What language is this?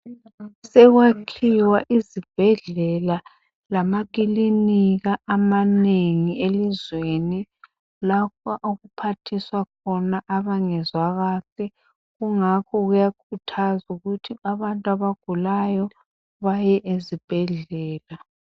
North Ndebele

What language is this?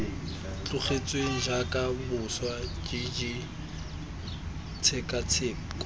Tswana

